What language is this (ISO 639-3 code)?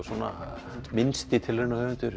isl